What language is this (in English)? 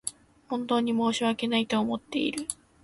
Japanese